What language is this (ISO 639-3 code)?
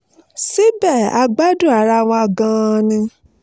yor